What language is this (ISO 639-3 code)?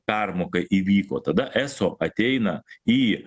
lit